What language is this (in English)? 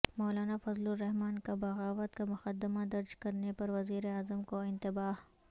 Urdu